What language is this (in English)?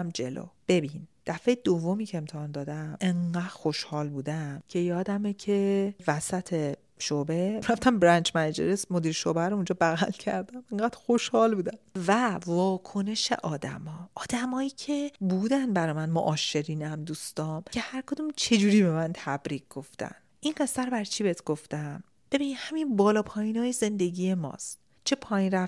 Persian